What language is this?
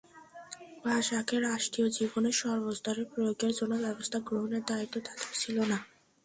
Bangla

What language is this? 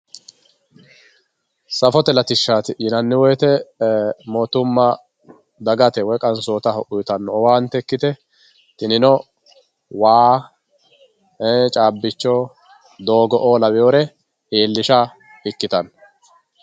Sidamo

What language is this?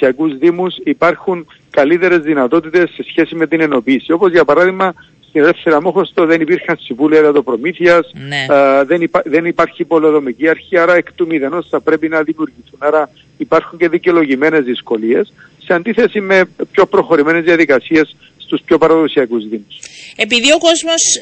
Greek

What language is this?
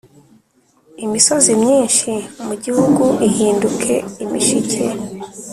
Kinyarwanda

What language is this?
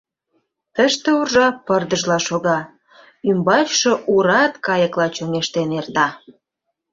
Mari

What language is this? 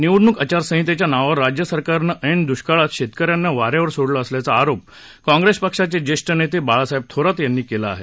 Marathi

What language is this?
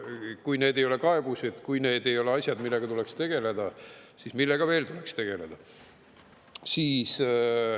Estonian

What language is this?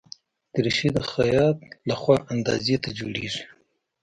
Pashto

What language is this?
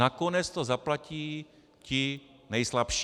Czech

